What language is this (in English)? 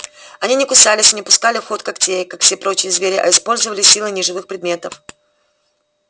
Russian